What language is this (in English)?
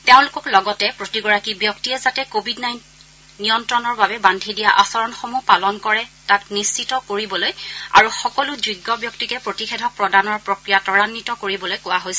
Assamese